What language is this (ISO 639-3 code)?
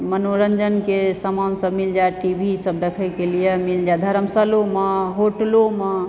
mai